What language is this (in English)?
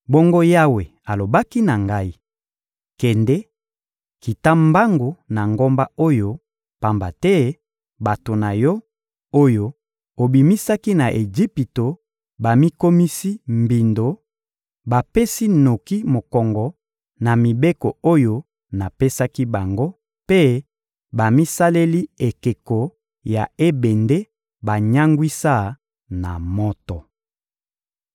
Lingala